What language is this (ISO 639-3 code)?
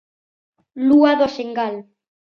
glg